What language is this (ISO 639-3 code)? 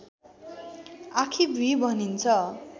nep